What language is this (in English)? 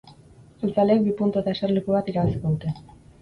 Basque